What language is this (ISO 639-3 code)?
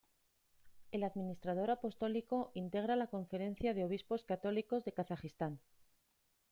spa